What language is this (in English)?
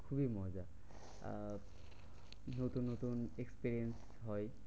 Bangla